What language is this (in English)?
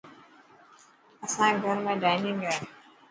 Dhatki